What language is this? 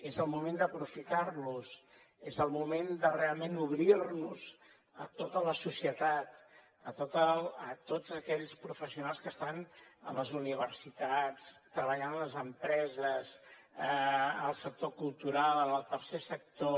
Catalan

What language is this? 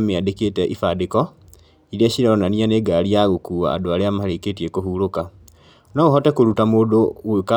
Kikuyu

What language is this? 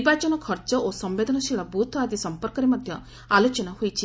Odia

